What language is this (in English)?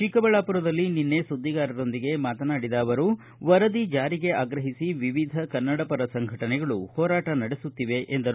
Kannada